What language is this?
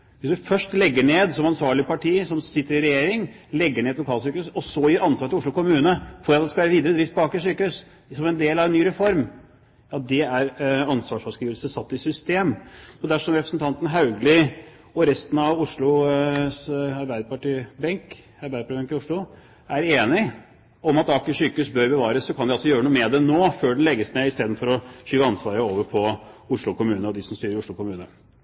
Norwegian Bokmål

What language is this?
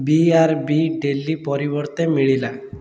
Odia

